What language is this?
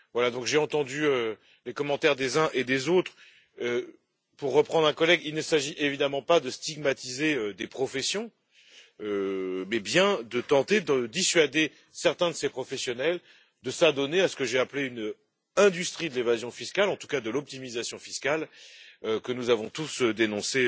French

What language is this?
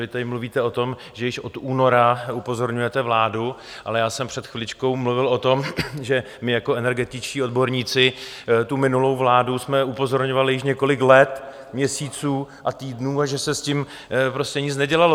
Czech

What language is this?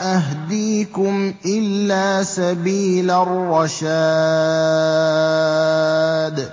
Arabic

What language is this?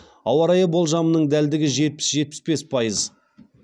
Kazakh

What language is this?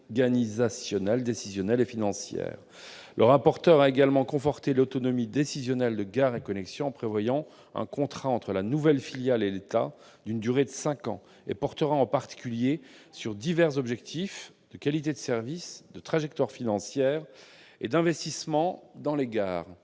French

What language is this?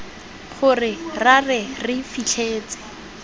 Tswana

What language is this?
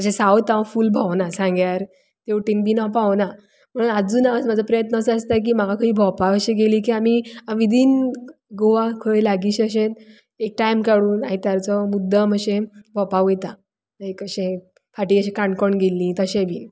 Konkani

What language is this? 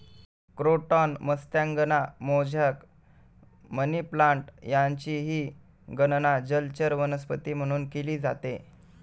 Marathi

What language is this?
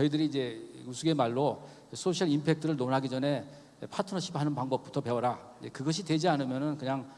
Korean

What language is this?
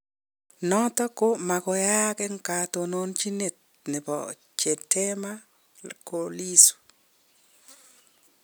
Kalenjin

